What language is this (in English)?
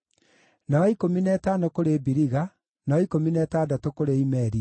Kikuyu